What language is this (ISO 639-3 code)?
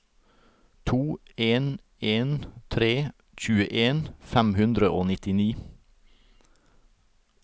nor